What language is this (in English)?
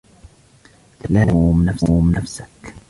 Arabic